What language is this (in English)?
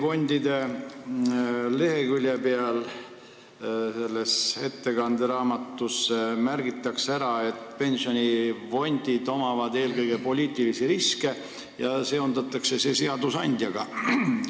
Estonian